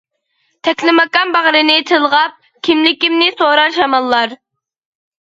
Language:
Uyghur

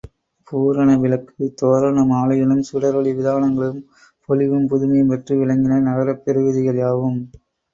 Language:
Tamil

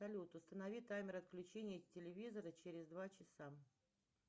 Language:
Russian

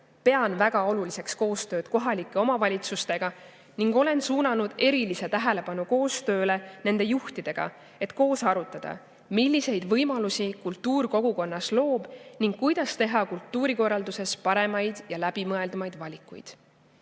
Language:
Estonian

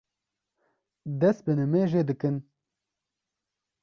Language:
Kurdish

